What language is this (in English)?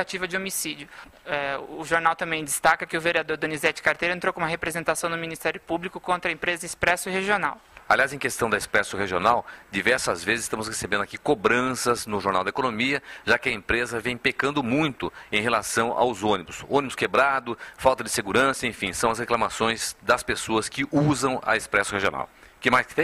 Portuguese